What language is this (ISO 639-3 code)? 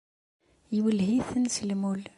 kab